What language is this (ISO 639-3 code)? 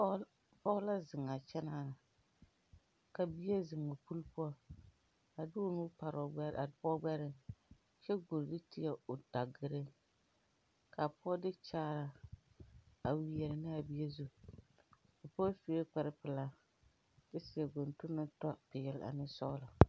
dga